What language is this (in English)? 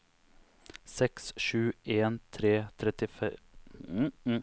Norwegian